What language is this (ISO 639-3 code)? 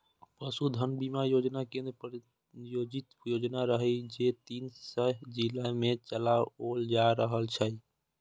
mai